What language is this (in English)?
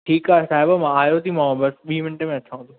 Sindhi